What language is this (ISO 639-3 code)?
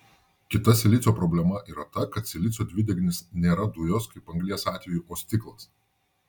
lit